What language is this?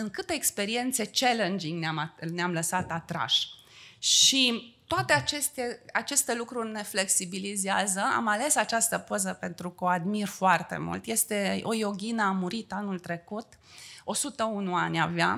Romanian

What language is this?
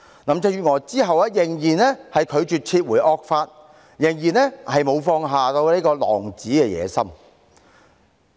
Cantonese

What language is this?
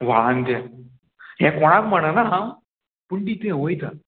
Konkani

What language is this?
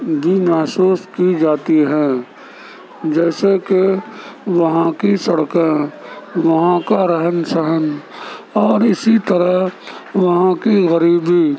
Urdu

